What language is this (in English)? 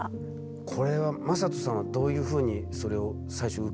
Japanese